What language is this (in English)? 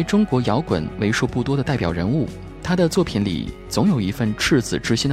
Chinese